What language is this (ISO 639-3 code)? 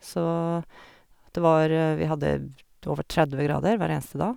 nor